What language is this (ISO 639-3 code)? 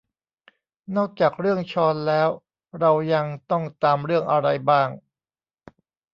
tha